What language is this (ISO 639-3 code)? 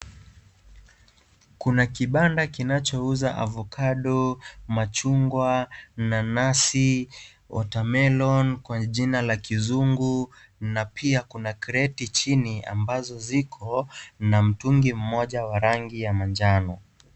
swa